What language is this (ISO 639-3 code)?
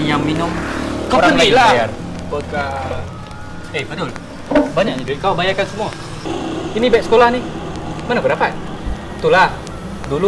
msa